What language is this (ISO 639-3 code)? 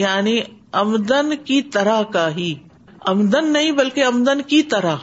urd